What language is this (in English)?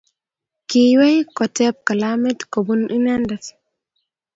Kalenjin